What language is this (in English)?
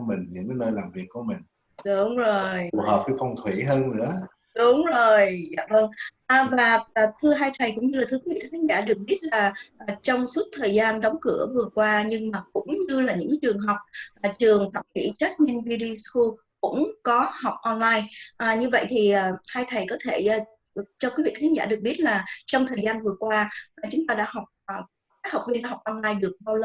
Vietnamese